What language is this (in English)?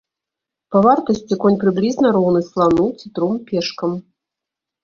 Belarusian